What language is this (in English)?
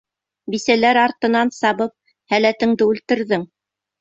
Bashkir